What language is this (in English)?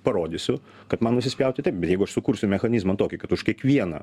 Lithuanian